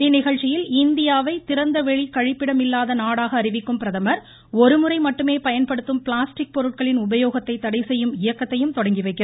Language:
Tamil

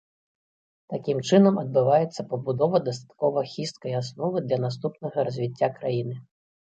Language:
Belarusian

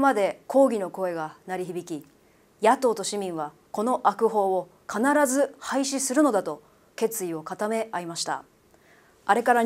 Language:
Japanese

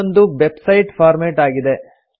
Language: Kannada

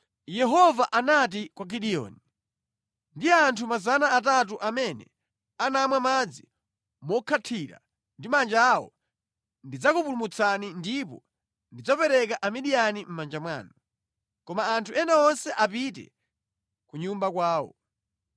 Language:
Nyanja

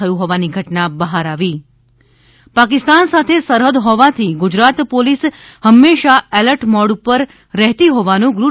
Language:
Gujarati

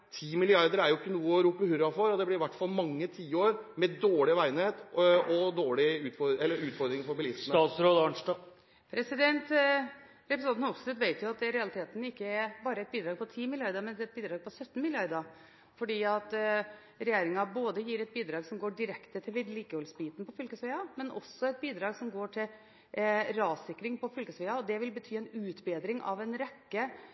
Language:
Norwegian Bokmål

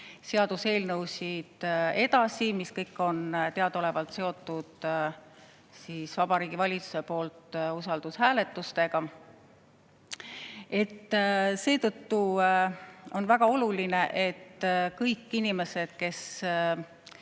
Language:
Estonian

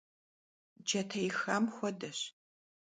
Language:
Kabardian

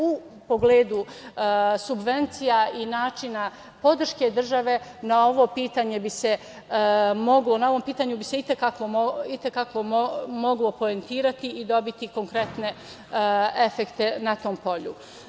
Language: Serbian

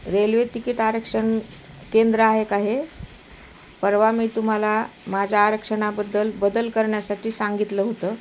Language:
Marathi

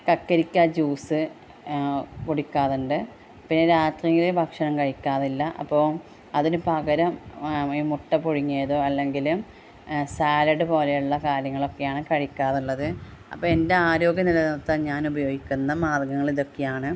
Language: Malayalam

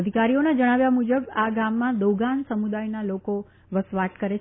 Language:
Gujarati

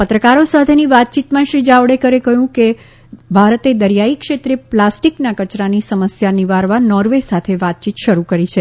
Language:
Gujarati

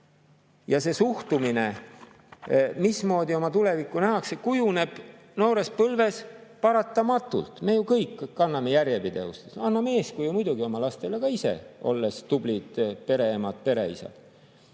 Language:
Estonian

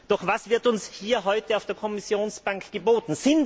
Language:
German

